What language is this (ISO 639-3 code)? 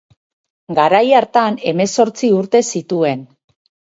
eus